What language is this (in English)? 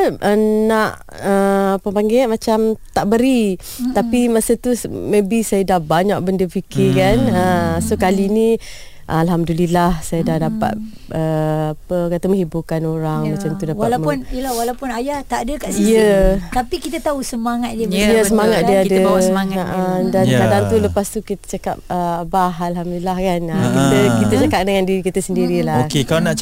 Malay